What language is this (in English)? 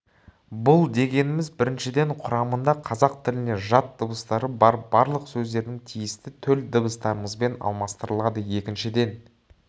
Kazakh